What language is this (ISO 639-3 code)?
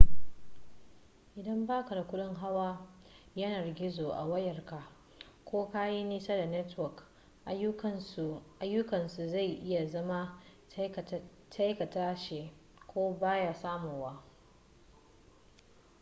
hau